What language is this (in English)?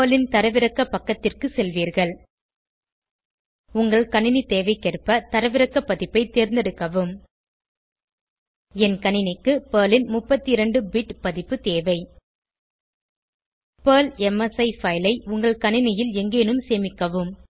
Tamil